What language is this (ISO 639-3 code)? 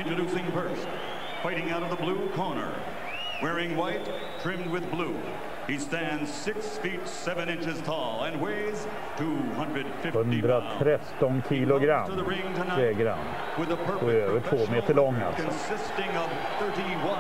swe